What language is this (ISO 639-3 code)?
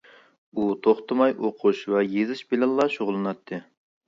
uig